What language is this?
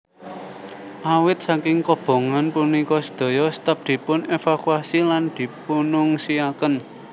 Javanese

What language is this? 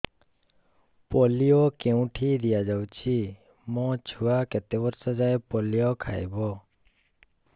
Odia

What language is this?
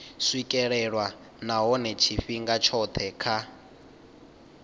Venda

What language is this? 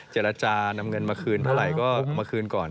Thai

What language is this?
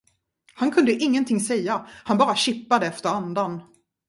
Swedish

